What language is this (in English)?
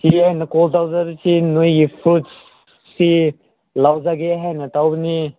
Manipuri